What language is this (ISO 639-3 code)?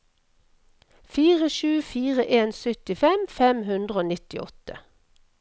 nor